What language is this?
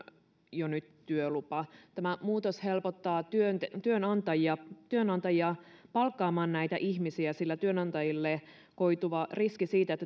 Finnish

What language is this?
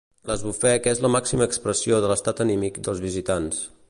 Catalan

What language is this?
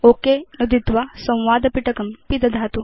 Sanskrit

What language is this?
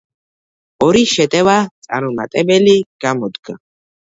Georgian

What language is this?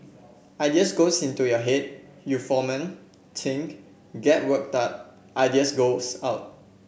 English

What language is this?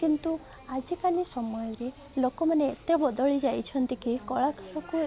Odia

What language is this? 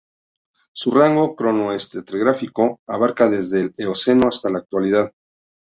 Spanish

